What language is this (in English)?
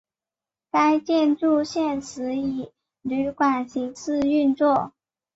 Chinese